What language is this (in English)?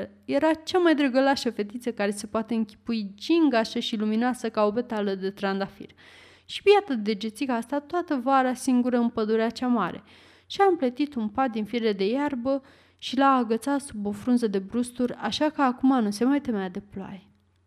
Romanian